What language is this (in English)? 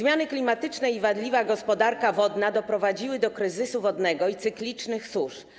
Polish